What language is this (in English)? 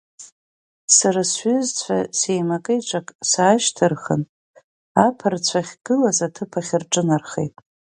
Abkhazian